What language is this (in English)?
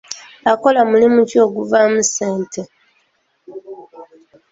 Ganda